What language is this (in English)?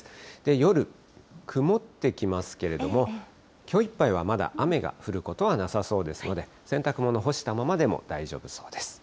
Japanese